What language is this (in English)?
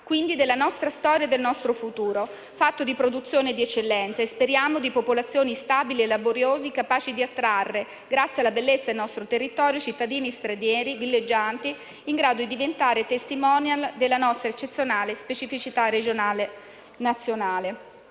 Italian